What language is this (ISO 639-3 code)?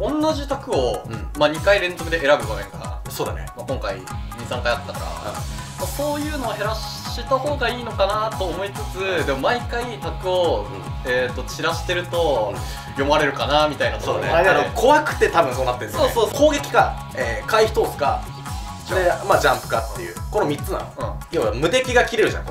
jpn